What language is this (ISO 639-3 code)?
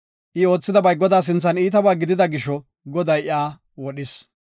gof